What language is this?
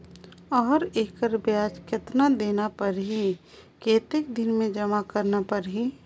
Chhattisgarhi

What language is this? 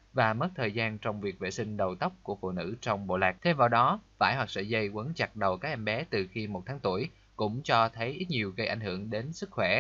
Vietnamese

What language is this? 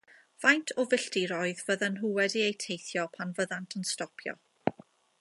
Welsh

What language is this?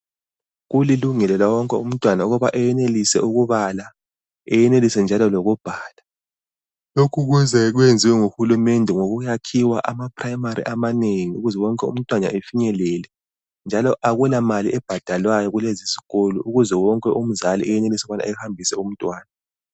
North Ndebele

